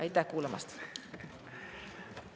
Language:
Estonian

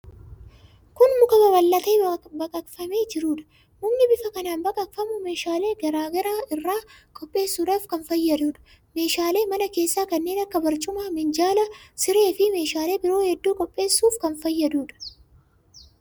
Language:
Oromo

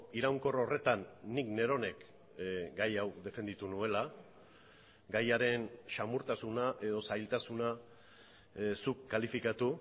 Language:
Basque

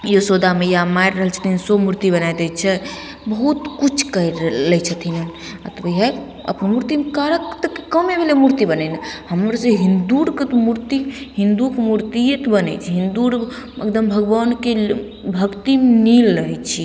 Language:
Maithili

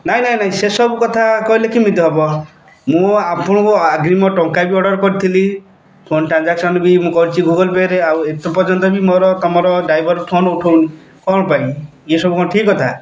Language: Odia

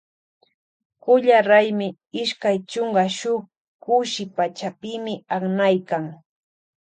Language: Loja Highland Quichua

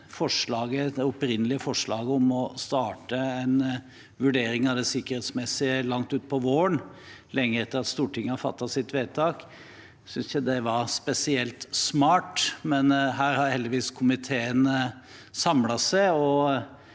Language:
Norwegian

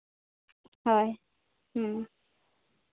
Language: Santali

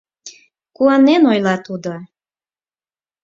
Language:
Mari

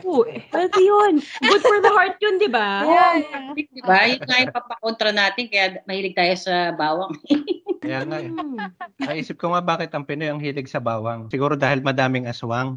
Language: Filipino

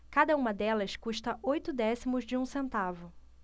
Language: Portuguese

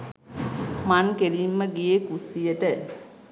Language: Sinhala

